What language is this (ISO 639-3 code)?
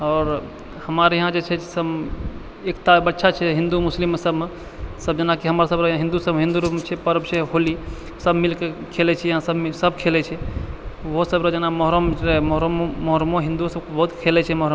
mai